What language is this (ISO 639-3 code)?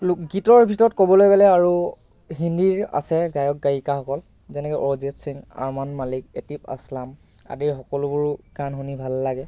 asm